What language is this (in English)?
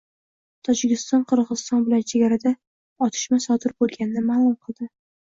Uzbek